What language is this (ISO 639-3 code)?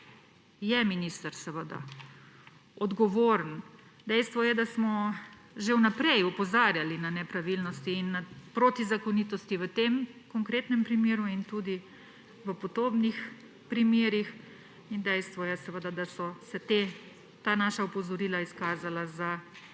slv